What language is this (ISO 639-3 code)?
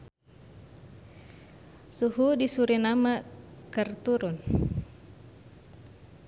sun